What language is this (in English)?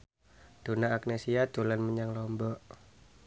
Javanese